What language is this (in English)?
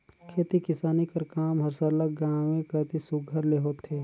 Chhattisgarhi